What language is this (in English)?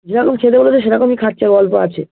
Bangla